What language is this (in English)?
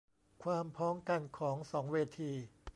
Thai